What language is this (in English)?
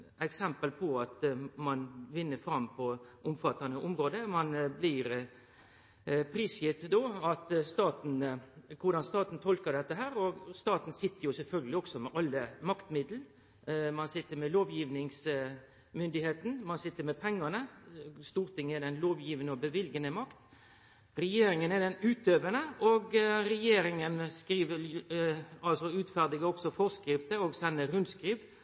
Norwegian Nynorsk